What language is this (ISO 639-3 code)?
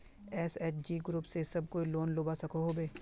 mag